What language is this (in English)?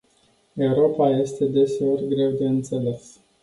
Romanian